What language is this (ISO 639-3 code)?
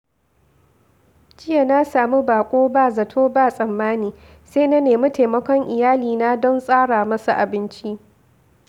hau